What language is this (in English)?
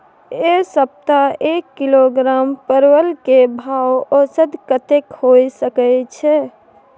Maithili